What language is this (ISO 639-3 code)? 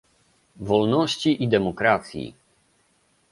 pol